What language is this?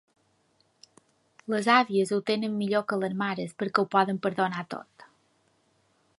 Catalan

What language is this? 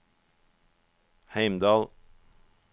Norwegian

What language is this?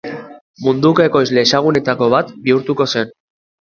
Basque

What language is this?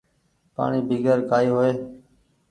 Goaria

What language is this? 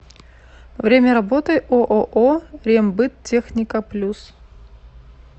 Russian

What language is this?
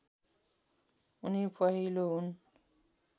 Nepali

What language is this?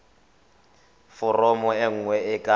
Tswana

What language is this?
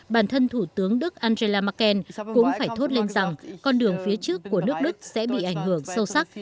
Vietnamese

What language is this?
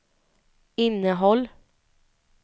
Swedish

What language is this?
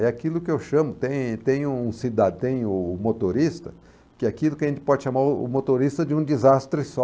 Portuguese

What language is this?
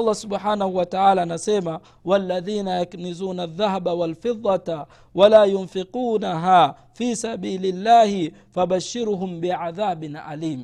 Swahili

